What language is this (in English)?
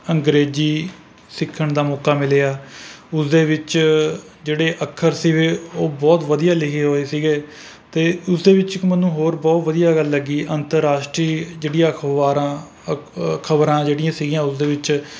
Punjabi